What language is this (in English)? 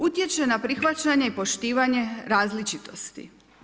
Croatian